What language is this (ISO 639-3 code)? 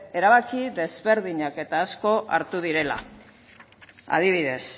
eus